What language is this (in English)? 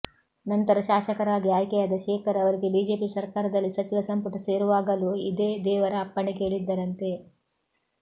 Kannada